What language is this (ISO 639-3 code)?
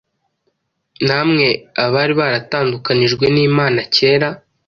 kin